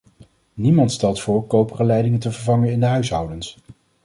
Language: Dutch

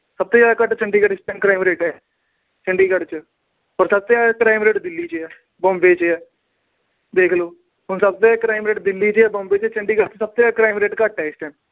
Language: Punjabi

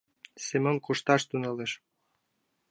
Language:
Mari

